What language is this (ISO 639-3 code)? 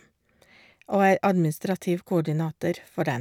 nor